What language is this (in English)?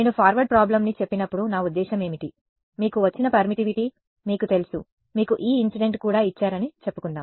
Telugu